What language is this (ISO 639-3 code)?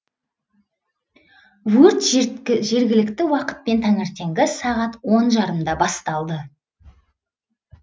kaz